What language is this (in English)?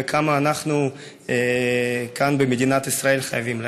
Hebrew